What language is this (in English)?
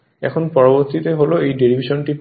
Bangla